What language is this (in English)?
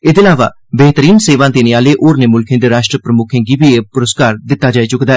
Dogri